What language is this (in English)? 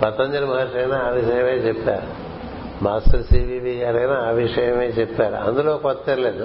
Telugu